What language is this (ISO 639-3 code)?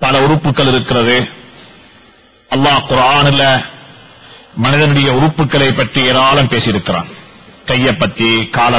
ara